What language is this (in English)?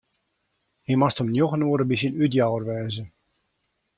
Western Frisian